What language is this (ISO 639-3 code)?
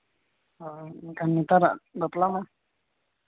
sat